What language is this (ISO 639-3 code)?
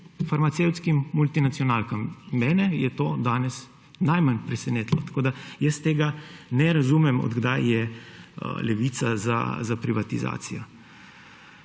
slv